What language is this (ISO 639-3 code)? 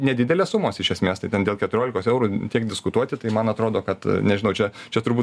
lit